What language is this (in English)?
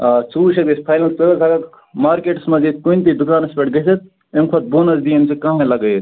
Kashmiri